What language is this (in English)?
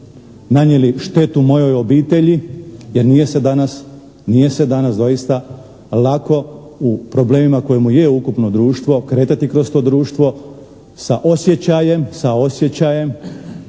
Croatian